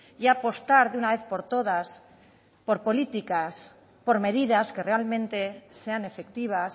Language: Spanish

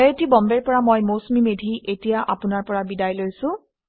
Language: Assamese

